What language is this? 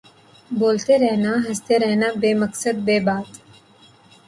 Urdu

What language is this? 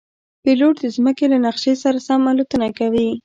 Pashto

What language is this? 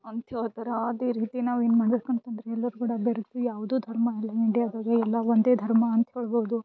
Kannada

